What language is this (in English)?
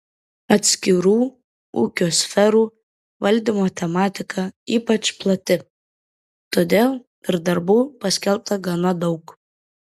Lithuanian